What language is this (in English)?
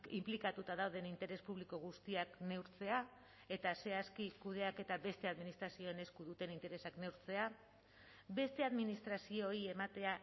Basque